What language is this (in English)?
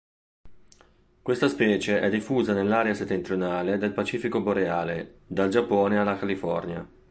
Italian